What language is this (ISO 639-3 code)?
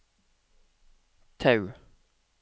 nor